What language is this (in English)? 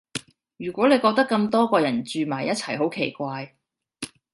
Cantonese